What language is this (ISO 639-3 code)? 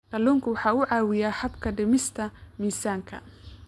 som